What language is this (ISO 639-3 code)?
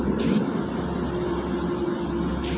ben